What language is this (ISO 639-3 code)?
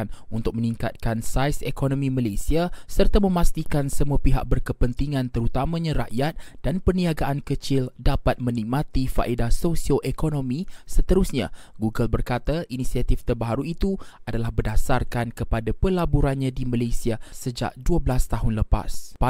msa